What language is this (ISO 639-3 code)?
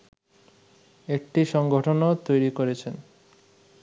ben